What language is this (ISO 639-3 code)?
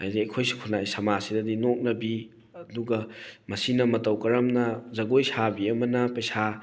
mni